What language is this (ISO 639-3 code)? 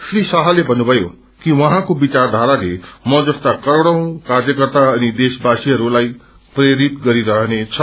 nep